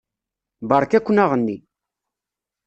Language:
Kabyle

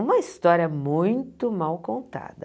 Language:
Portuguese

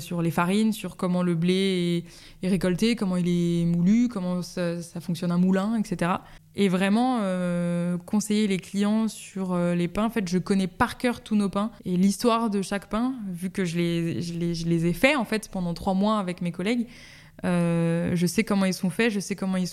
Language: French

